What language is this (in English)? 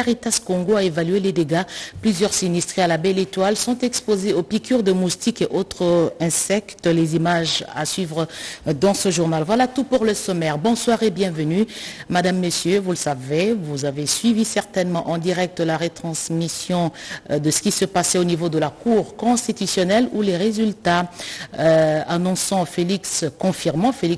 French